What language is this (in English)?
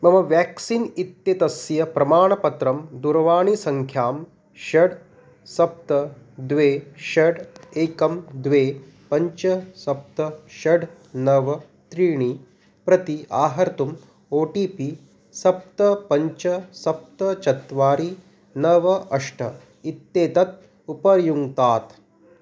Sanskrit